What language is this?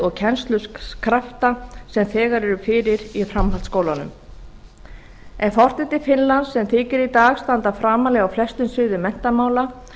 Icelandic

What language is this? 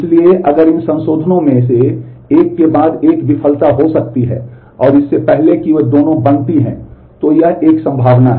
Hindi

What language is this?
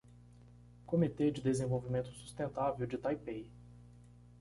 Portuguese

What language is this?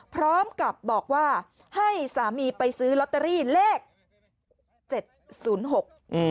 Thai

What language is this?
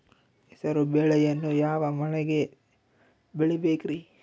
Kannada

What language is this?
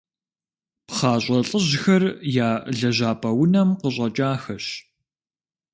Kabardian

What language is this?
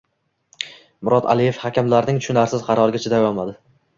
Uzbek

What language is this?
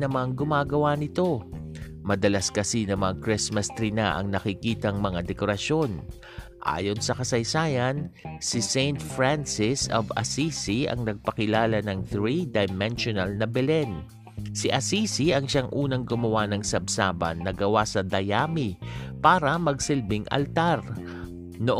Filipino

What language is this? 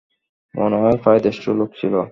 Bangla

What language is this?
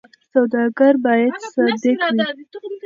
Pashto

